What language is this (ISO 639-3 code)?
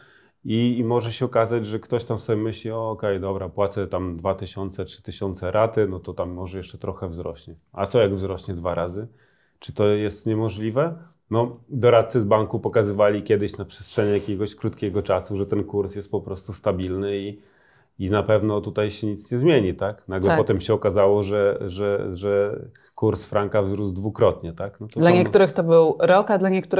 pol